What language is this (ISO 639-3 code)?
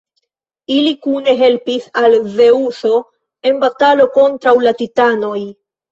epo